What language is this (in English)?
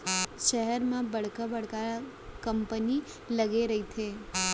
Chhattisgarhi